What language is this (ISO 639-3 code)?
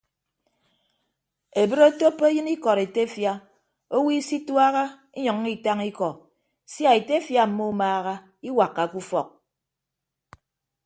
ibb